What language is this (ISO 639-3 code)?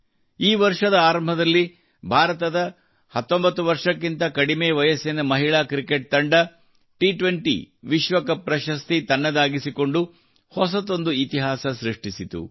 kan